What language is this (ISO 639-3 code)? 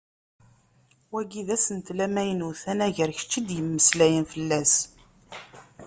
kab